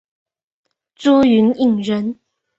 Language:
Chinese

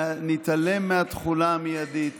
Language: Hebrew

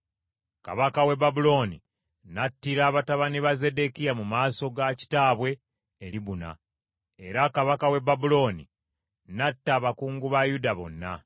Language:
Ganda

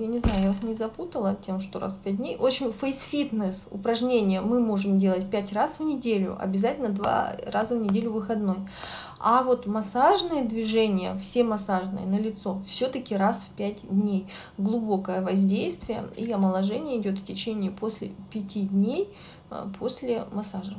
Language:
Russian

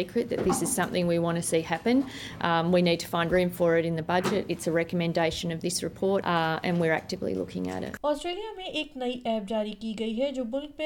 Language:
Urdu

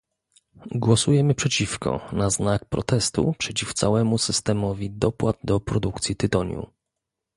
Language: Polish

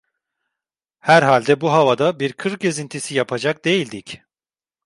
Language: Turkish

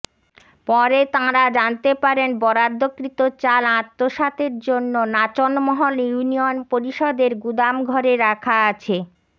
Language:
Bangla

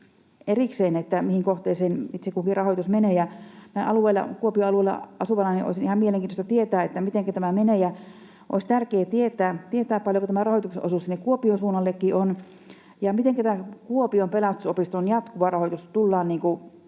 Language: Finnish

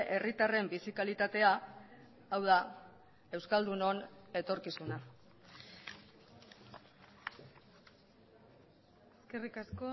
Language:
Basque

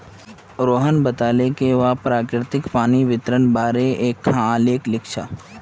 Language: Magahi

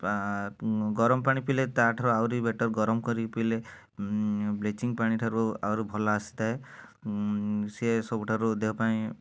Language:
Odia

